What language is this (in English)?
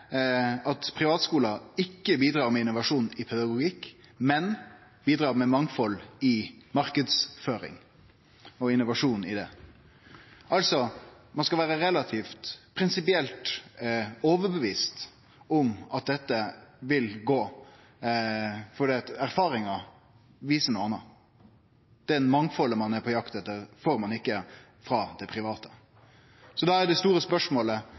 Norwegian Nynorsk